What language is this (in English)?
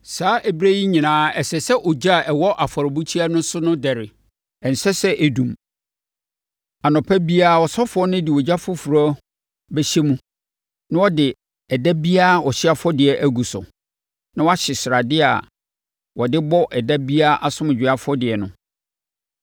Akan